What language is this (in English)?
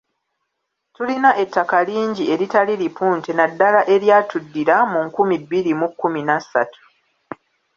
Ganda